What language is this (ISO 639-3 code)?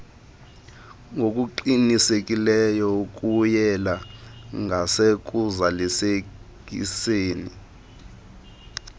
xho